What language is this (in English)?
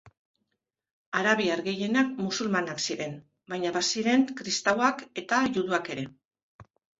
Basque